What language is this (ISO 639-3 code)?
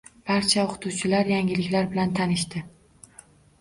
uzb